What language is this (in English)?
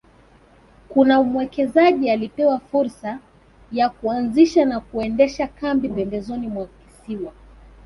Swahili